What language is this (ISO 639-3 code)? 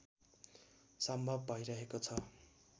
nep